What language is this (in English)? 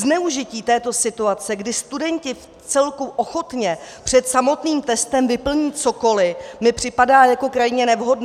Czech